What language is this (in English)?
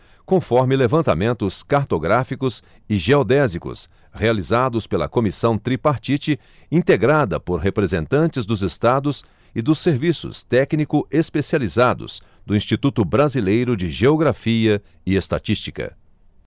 Portuguese